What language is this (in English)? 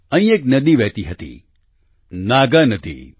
Gujarati